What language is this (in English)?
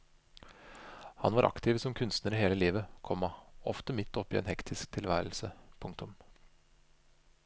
Norwegian